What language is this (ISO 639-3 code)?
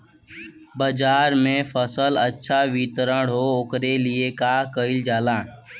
bho